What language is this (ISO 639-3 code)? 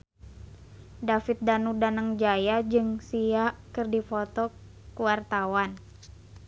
sun